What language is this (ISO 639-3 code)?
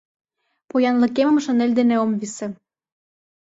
chm